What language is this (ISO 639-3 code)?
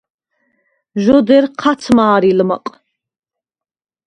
sva